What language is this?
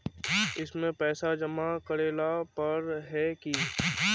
Magahi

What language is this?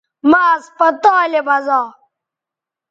Bateri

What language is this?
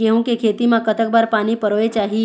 Chhattisgarhi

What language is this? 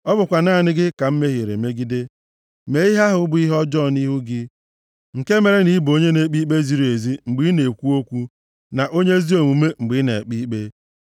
Igbo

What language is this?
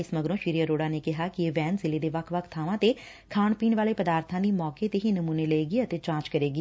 Punjabi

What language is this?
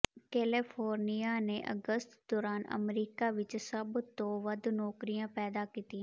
Punjabi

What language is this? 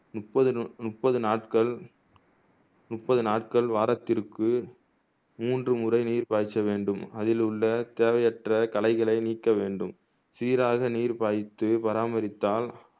Tamil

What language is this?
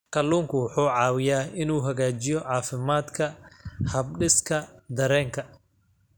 Somali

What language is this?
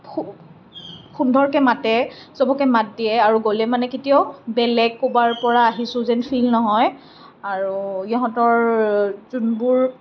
Assamese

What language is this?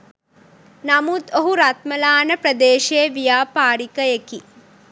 Sinhala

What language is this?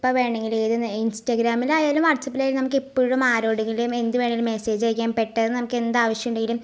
Malayalam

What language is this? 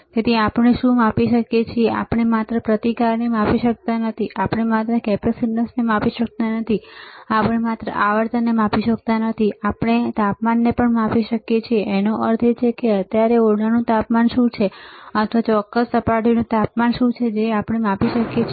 Gujarati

